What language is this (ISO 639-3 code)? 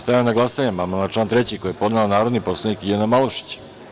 srp